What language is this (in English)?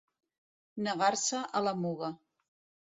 Catalan